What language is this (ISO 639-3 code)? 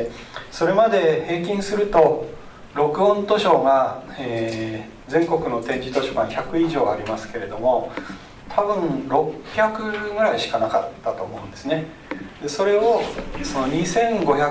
jpn